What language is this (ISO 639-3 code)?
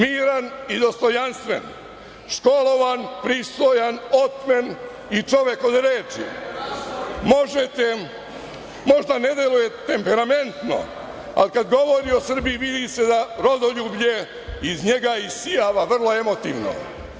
srp